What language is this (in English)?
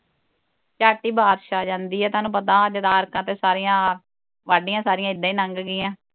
Punjabi